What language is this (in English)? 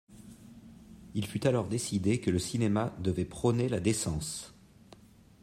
French